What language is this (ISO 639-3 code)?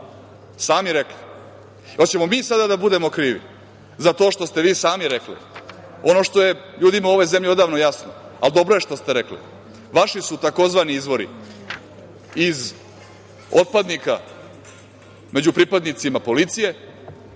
srp